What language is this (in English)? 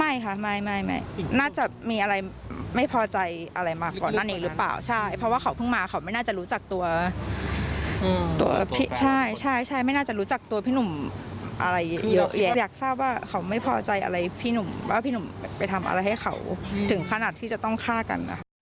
Thai